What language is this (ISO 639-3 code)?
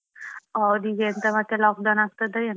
kan